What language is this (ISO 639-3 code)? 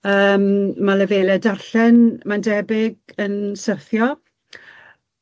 cym